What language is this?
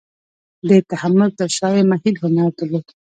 Pashto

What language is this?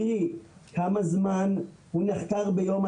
Hebrew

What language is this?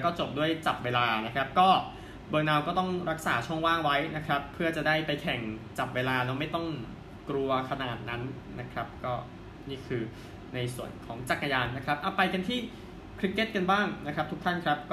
Thai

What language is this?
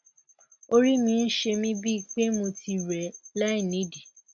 Yoruba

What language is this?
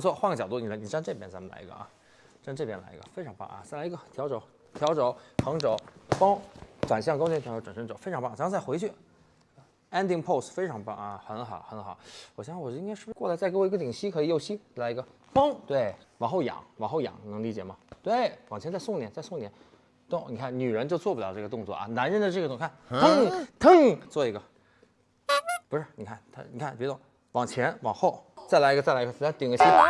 Chinese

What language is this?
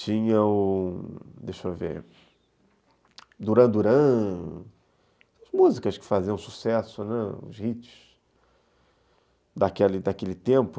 Portuguese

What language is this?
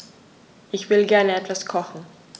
German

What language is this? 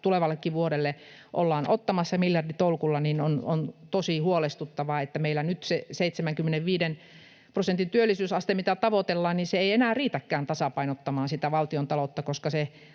Finnish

